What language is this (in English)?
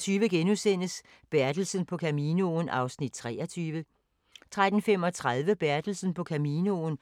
Danish